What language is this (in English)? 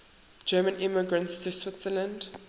English